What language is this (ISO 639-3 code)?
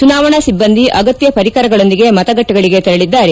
kan